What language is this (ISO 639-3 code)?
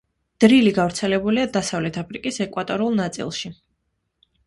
kat